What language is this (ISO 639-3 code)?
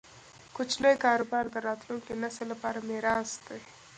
pus